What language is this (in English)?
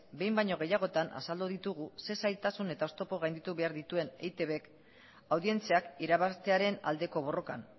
Basque